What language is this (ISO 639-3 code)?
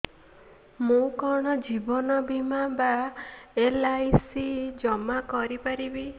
ori